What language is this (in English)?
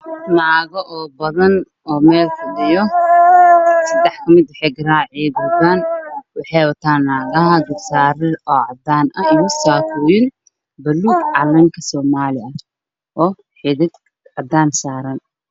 Somali